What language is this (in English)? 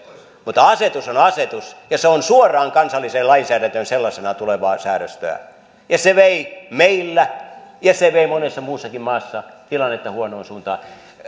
Finnish